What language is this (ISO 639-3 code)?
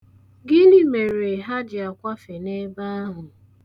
ibo